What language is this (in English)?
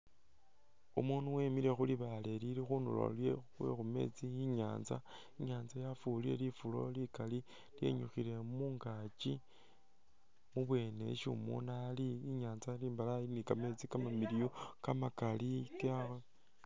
Masaaba